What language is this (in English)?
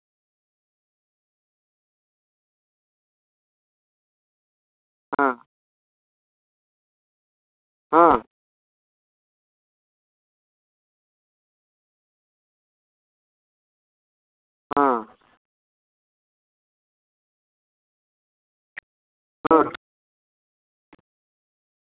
Santali